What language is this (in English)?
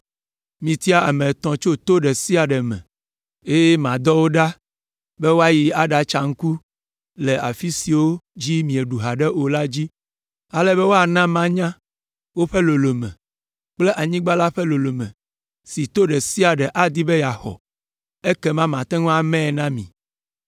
Ewe